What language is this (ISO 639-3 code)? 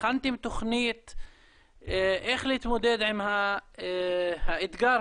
heb